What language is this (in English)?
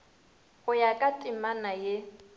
Northern Sotho